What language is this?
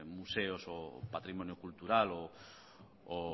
Spanish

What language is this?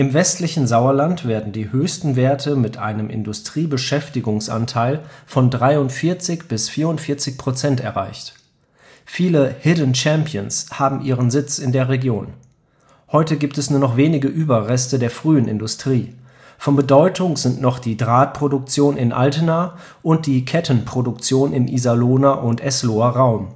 German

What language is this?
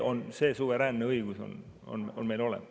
Estonian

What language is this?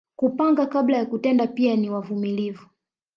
Swahili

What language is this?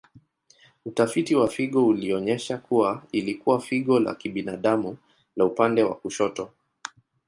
Swahili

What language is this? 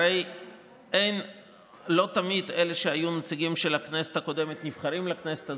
Hebrew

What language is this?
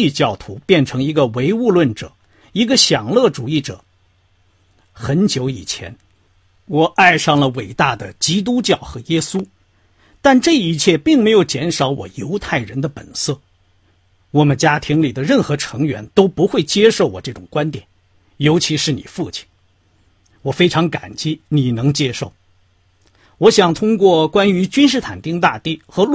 Chinese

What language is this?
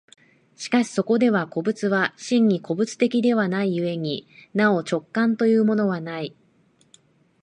Japanese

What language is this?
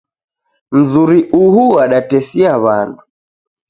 Taita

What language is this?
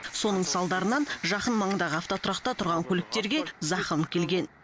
Kazakh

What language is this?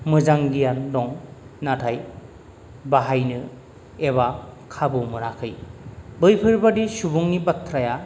Bodo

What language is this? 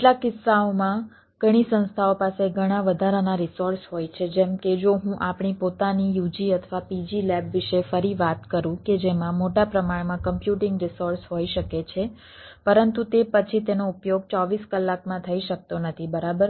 Gujarati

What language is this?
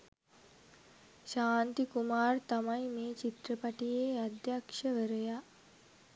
Sinhala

